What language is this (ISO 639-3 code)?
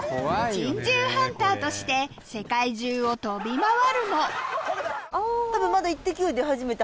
jpn